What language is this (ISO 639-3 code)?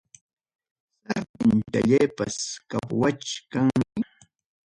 quy